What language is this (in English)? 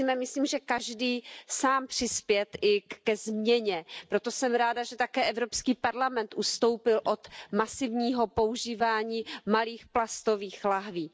Czech